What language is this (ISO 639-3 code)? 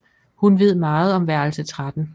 dan